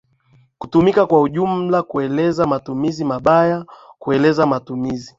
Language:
Swahili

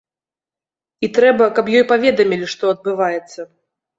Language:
Belarusian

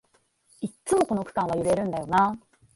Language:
Japanese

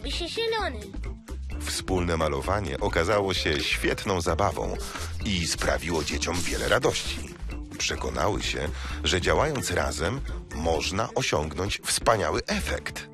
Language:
Polish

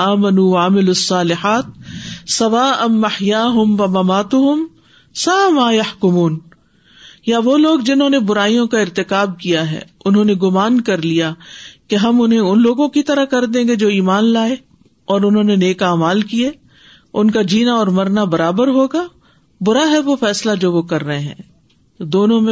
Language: Urdu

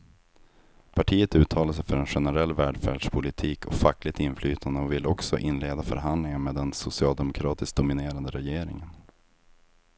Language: Swedish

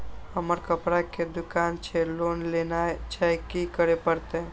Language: Maithili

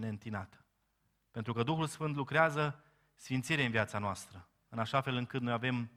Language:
Romanian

